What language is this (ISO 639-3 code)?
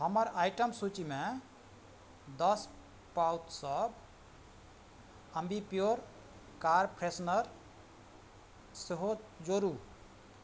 mai